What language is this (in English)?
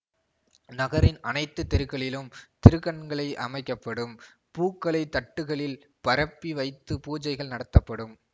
Tamil